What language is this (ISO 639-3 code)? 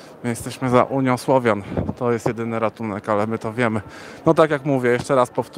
pol